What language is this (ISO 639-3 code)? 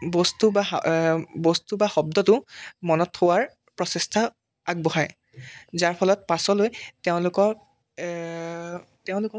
asm